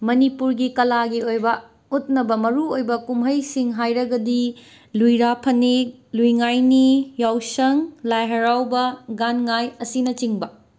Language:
Manipuri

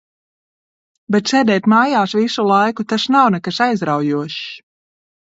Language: Latvian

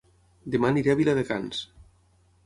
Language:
Catalan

